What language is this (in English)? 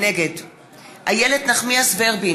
Hebrew